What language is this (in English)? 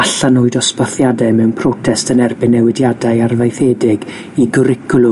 Welsh